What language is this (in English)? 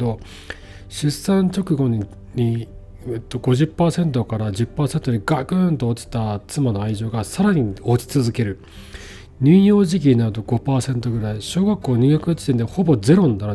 Japanese